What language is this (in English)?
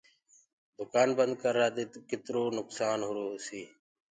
Gurgula